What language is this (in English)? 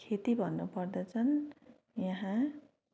Nepali